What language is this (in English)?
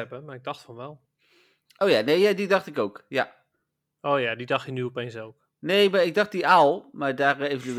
Dutch